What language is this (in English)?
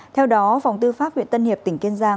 Vietnamese